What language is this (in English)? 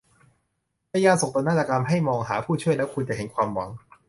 Thai